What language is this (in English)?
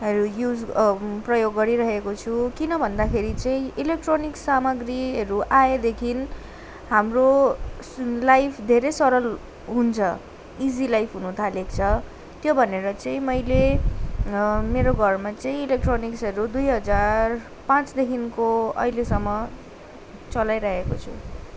Nepali